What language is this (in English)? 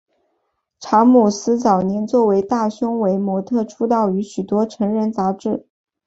Chinese